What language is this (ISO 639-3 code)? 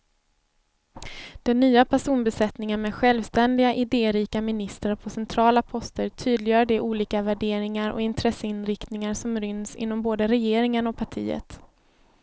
swe